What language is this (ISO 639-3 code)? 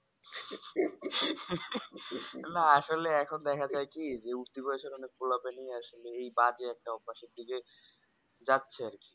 ben